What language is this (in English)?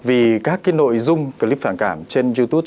Vietnamese